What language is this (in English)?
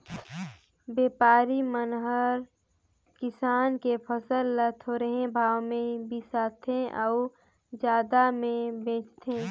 Chhattisgarhi